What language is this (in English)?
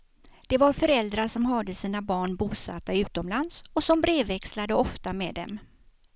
Swedish